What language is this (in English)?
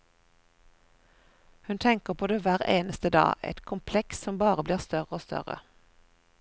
Norwegian